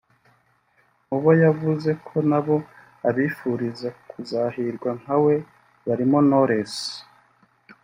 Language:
Kinyarwanda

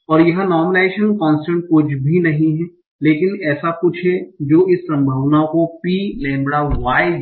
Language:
Hindi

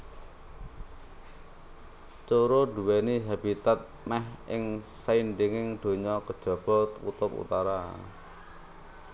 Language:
Javanese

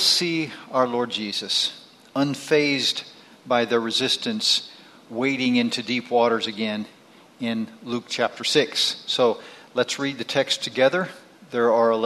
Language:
English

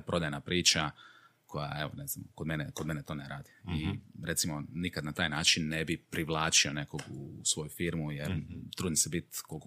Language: Croatian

